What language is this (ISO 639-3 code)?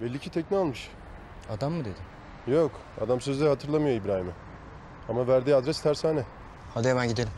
tur